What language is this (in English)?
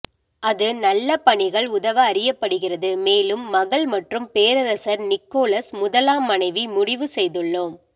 Tamil